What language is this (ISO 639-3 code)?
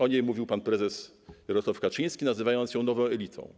pol